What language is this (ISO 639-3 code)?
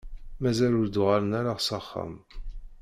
kab